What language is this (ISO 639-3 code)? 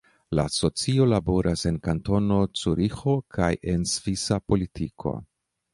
epo